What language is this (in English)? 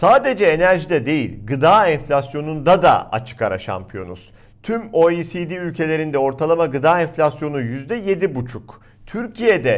Turkish